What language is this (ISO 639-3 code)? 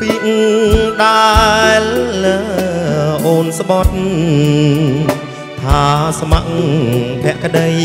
tha